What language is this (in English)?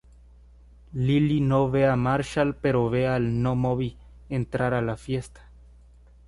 Spanish